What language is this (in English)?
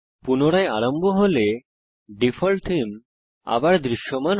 Bangla